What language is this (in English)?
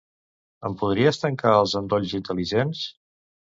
Catalan